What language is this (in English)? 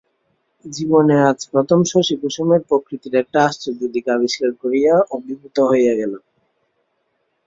Bangla